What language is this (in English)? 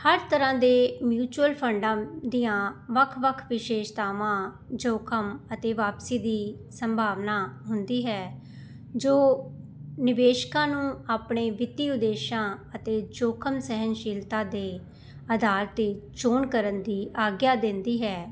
Punjabi